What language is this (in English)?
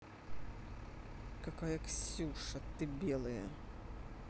Russian